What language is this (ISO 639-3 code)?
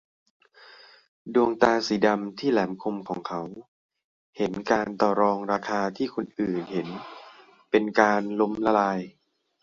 tha